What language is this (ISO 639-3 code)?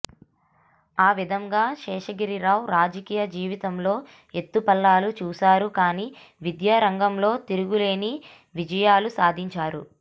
tel